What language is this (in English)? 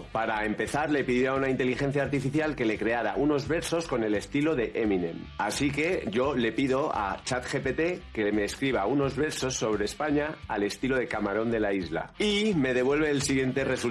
Spanish